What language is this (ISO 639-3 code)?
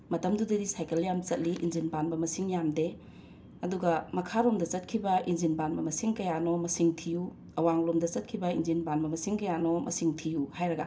mni